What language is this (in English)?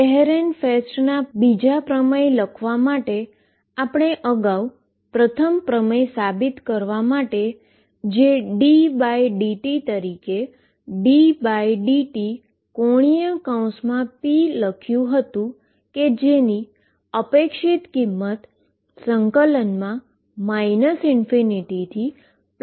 Gujarati